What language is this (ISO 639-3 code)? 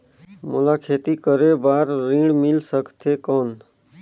hne